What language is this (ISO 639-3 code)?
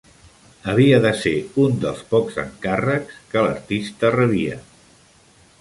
cat